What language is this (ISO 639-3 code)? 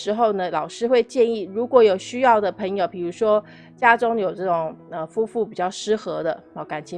zho